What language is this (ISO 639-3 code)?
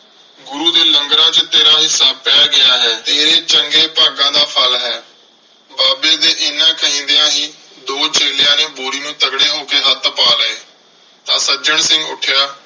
pan